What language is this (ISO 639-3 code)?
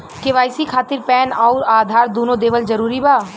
bho